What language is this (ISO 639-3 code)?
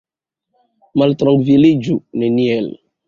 epo